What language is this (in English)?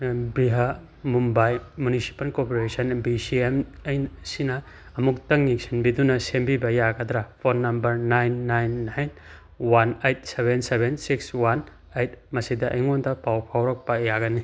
Manipuri